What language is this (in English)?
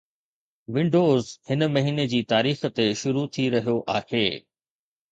Sindhi